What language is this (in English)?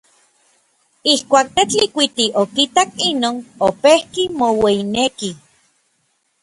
Orizaba Nahuatl